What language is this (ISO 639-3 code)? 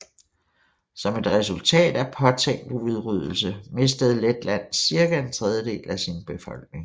dan